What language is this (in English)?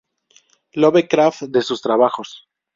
Spanish